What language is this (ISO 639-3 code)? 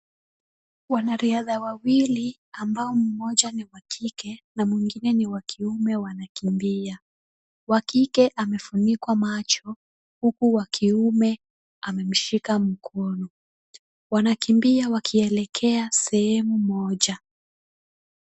swa